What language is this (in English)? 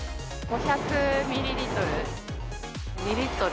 Japanese